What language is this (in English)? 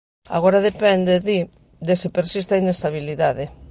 Galician